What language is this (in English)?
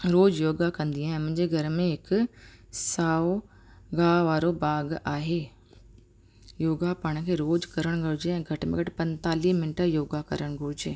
Sindhi